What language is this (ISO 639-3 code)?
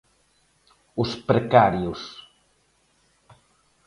glg